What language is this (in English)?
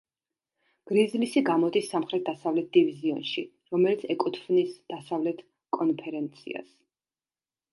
Georgian